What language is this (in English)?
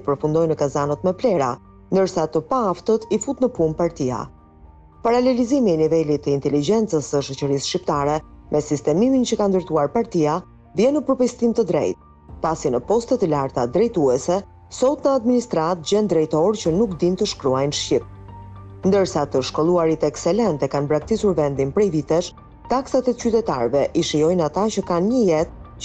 Romanian